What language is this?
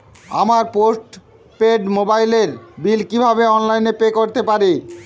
Bangla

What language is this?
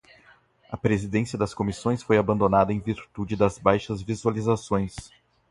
Portuguese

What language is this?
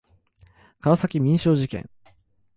Japanese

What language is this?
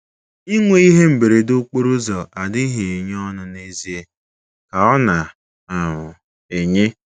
Igbo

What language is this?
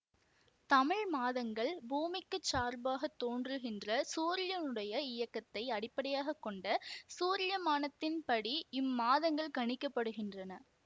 Tamil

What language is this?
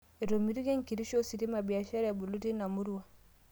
Masai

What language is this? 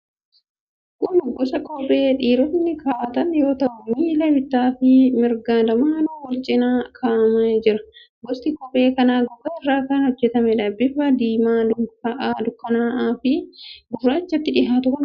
Oromo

